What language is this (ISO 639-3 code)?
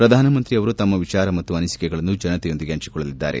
kan